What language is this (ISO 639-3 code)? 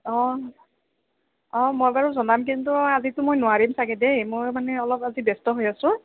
asm